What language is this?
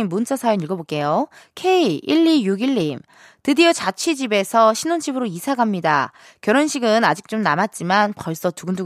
Korean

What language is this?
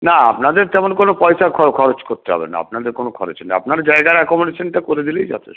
Bangla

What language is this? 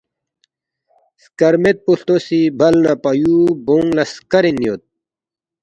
Balti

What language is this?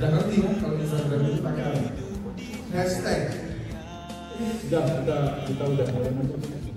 Indonesian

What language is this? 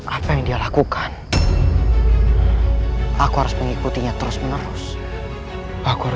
Indonesian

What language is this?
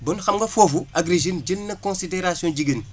Wolof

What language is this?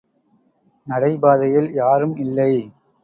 Tamil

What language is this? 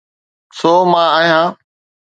Sindhi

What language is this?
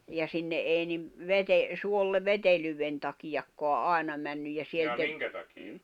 Finnish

